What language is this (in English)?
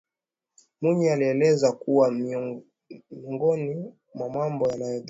Swahili